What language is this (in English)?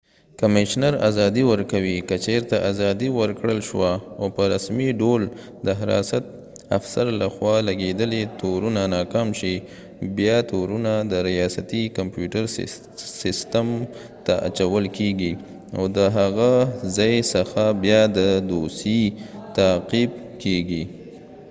Pashto